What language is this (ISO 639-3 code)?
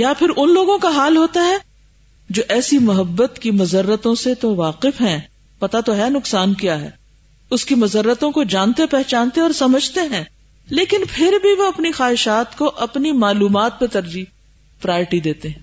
urd